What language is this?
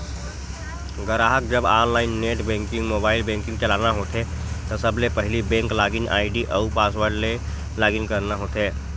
Chhattisgarhi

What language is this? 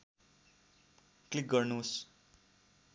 Nepali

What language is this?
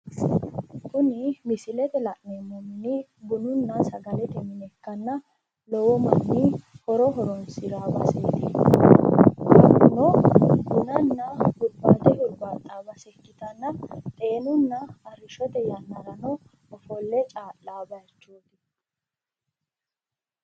Sidamo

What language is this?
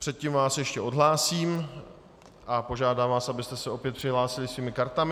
Czech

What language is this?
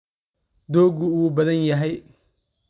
Somali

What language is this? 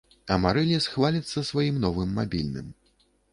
Belarusian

